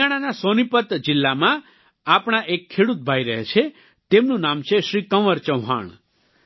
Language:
Gujarati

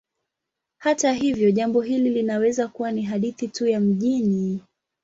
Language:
Swahili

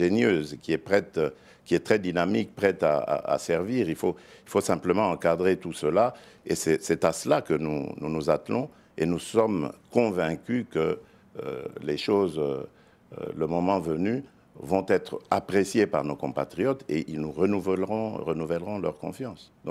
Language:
French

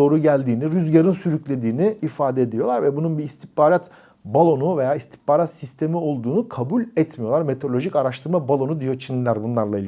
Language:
Turkish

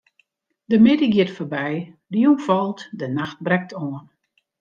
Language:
Western Frisian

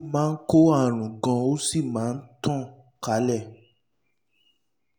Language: Yoruba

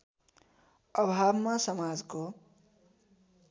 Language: Nepali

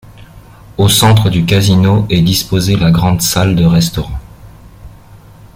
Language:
French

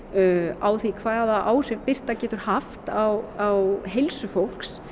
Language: Icelandic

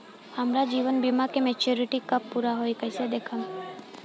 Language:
Bhojpuri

